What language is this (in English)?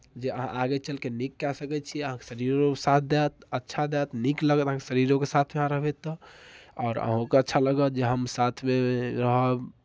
Maithili